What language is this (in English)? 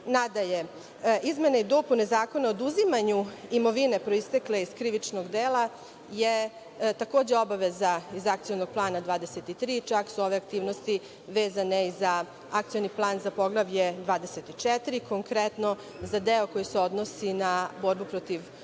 Serbian